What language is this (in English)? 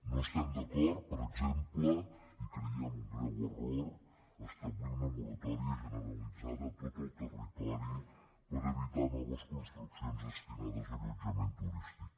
Catalan